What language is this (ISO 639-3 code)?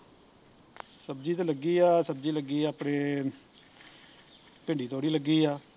pan